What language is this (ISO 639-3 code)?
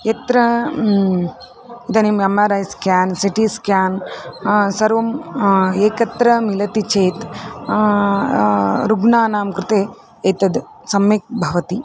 san